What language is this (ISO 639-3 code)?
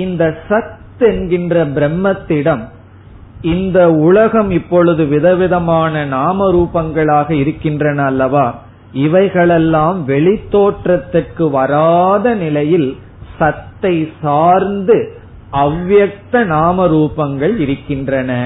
tam